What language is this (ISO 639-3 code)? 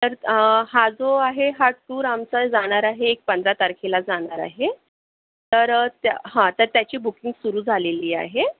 mar